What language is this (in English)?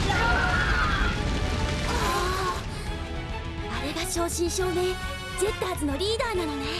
Japanese